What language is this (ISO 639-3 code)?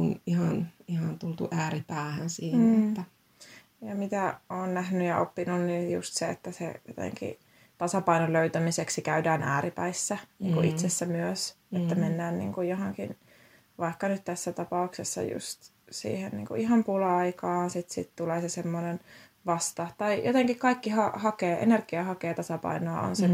fin